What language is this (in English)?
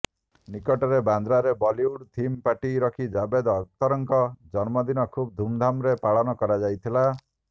Odia